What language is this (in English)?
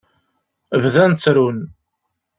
Kabyle